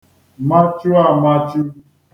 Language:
Igbo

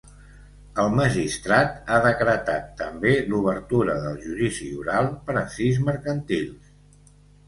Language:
Catalan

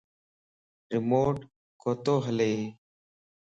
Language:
Lasi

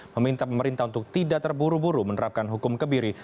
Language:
Indonesian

